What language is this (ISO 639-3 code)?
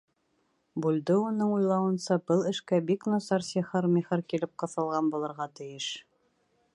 bak